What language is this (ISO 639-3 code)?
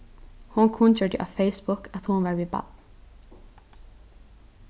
fao